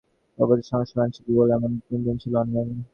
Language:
Bangla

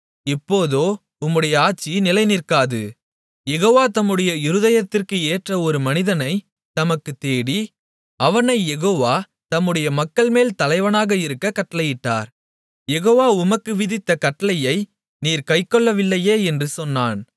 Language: Tamil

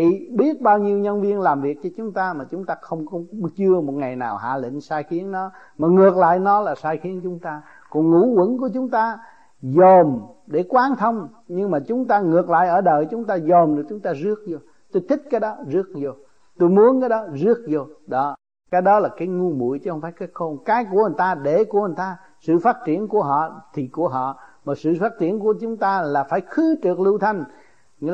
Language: Vietnamese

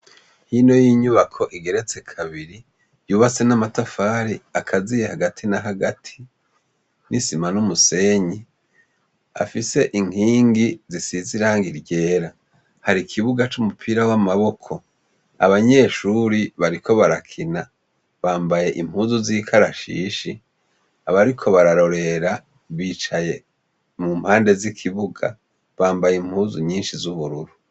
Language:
Rundi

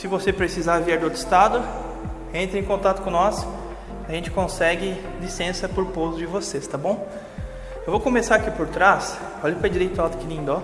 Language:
Portuguese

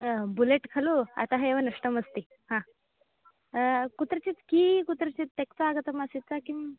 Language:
Sanskrit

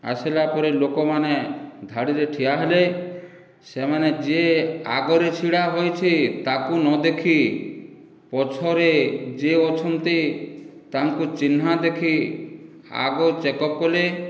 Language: Odia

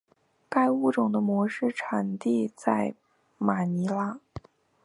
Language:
Chinese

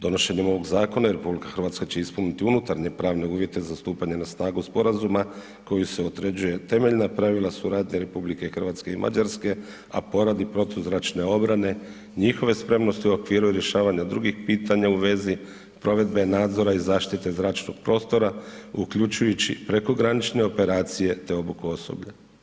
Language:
Croatian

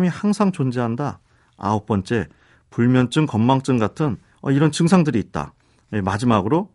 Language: Korean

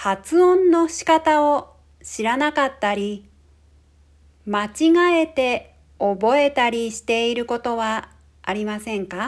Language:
Japanese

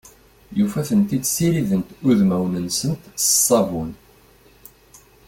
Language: Kabyle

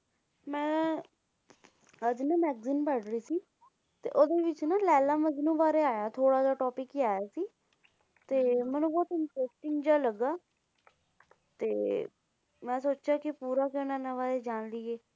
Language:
Punjabi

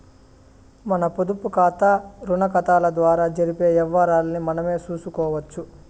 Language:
Telugu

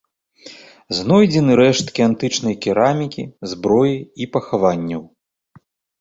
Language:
Belarusian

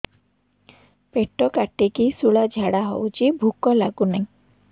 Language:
Odia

